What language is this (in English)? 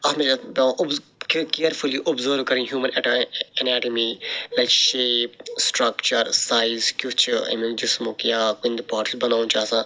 Kashmiri